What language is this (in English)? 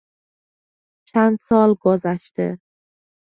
Persian